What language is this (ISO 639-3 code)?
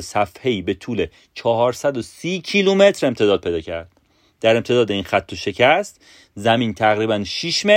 fas